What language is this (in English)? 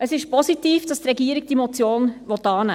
Swiss German